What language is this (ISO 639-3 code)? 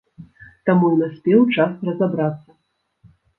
bel